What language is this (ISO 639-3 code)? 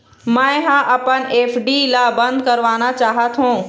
hne